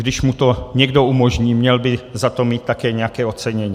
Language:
Czech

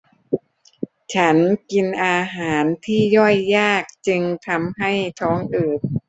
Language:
Thai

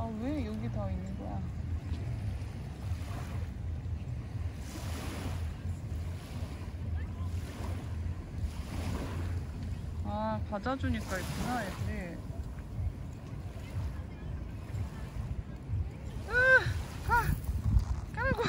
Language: Korean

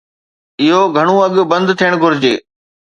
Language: Sindhi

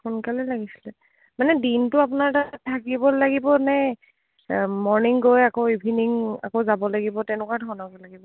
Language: Assamese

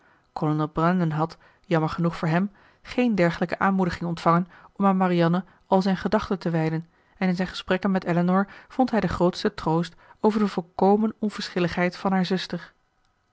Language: Dutch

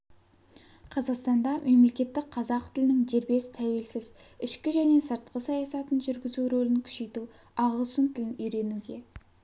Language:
Kazakh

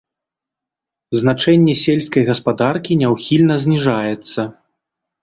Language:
Belarusian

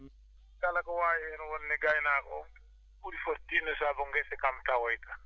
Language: Fula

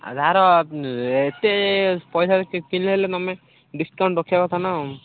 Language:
Odia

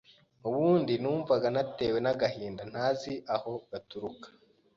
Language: Kinyarwanda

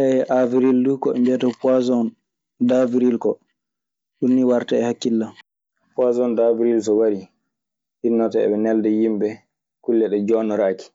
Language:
Maasina Fulfulde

